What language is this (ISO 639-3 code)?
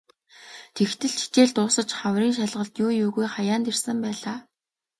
mon